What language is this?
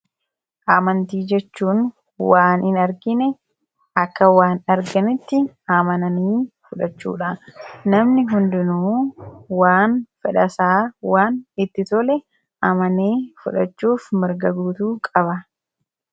Oromo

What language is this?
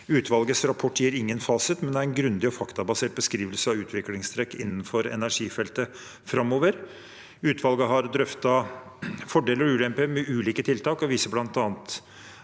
Norwegian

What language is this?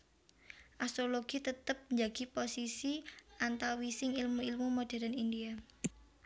Javanese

